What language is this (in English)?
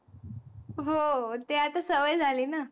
Marathi